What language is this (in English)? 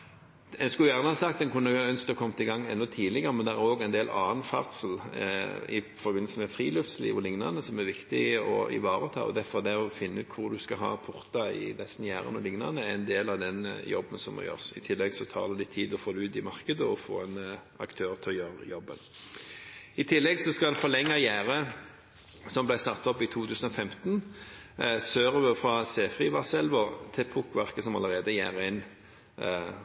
Norwegian Bokmål